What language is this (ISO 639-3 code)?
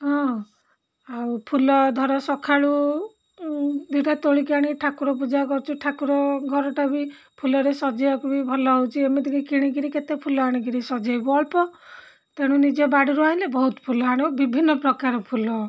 ori